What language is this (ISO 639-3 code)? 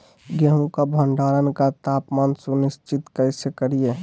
mag